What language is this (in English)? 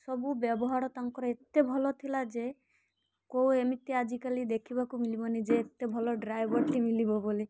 Odia